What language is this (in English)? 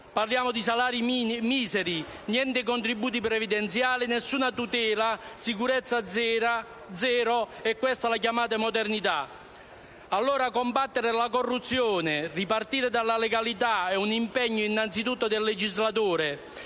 Italian